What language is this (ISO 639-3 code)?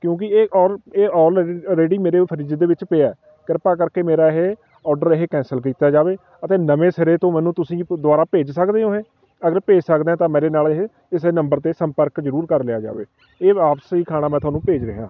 pan